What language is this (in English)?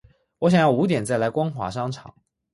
Chinese